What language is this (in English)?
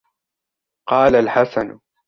Arabic